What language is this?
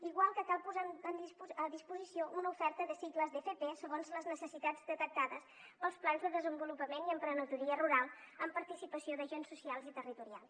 Catalan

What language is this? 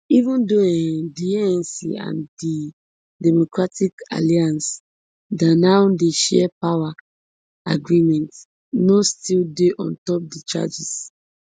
Nigerian Pidgin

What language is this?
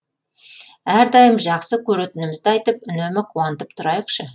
Kazakh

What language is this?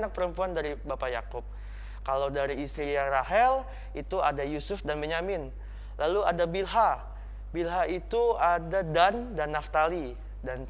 Indonesian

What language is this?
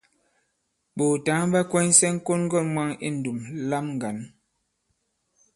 Bankon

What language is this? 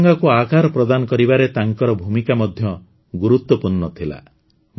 Odia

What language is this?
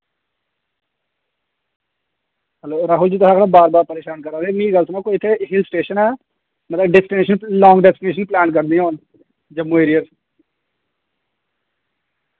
Dogri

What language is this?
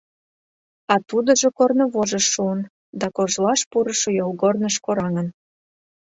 Mari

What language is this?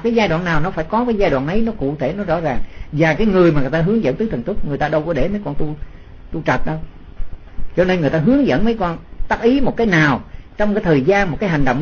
Vietnamese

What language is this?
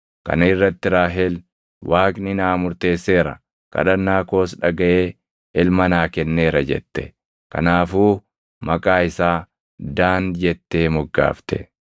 Oromo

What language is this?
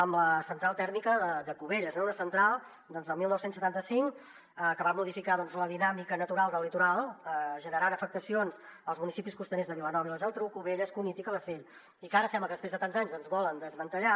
Catalan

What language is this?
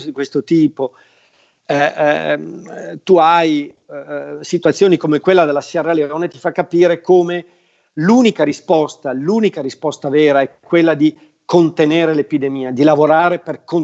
Italian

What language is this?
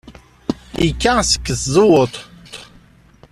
Kabyle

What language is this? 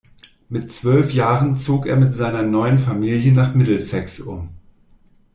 German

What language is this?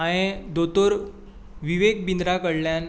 Konkani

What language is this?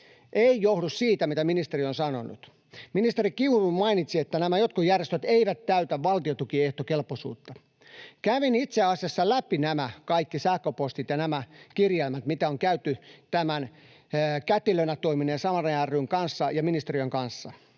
Finnish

